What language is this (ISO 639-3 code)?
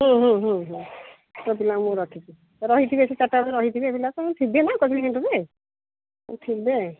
ori